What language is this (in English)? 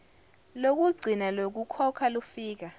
Zulu